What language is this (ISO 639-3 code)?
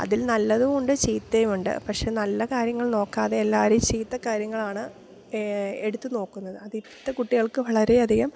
mal